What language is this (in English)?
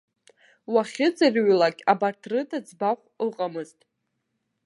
Abkhazian